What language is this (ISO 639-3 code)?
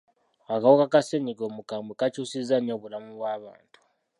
lug